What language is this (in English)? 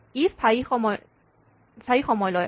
Assamese